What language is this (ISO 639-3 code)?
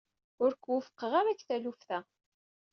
kab